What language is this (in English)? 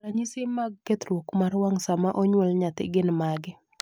Luo (Kenya and Tanzania)